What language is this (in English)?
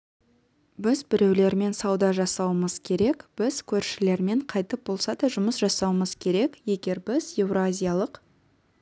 Kazakh